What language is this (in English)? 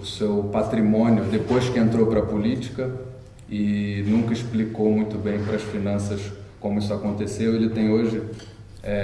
Portuguese